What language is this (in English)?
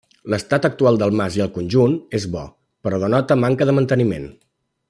Catalan